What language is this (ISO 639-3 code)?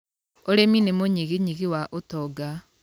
kik